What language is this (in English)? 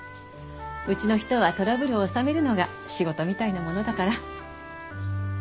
Japanese